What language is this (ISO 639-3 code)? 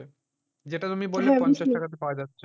ben